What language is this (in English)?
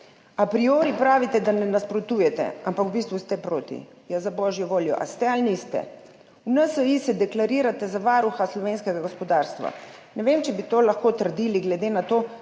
Slovenian